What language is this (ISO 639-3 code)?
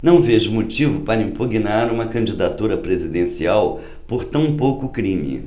por